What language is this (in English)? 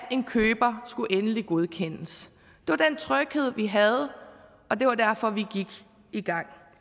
Danish